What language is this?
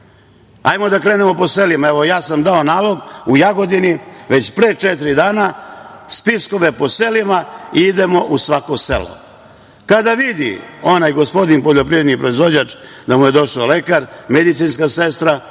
Serbian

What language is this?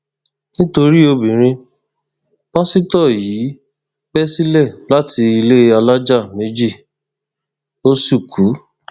Yoruba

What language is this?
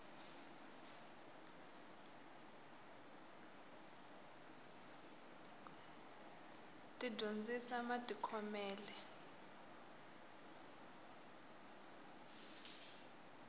Tsonga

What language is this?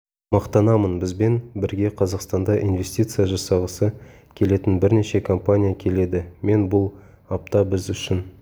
Kazakh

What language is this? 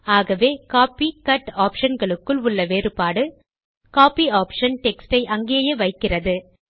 Tamil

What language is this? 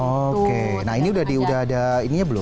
Indonesian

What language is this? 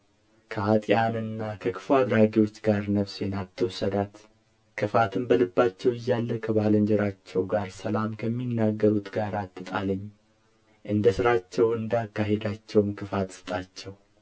Amharic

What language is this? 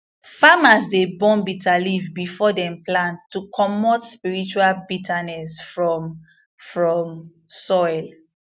Nigerian Pidgin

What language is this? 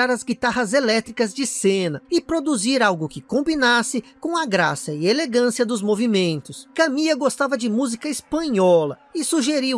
Portuguese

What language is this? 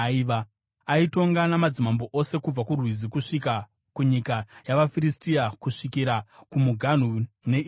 Shona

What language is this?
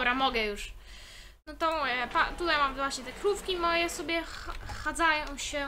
Polish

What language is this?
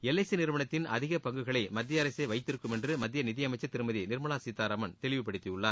Tamil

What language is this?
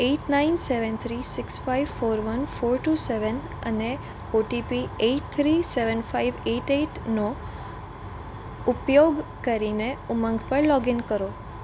Gujarati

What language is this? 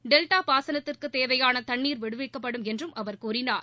Tamil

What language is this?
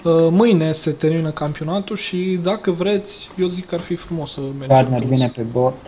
Romanian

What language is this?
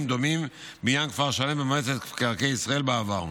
Hebrew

